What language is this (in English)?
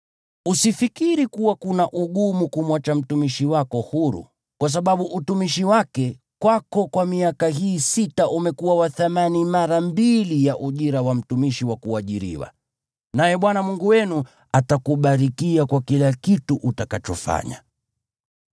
Swahili